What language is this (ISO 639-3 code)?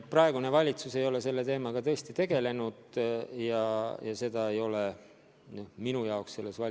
est